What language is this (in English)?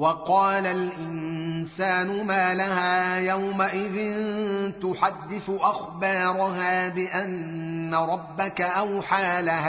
Arabic